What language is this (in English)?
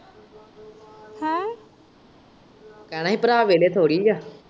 Punjabi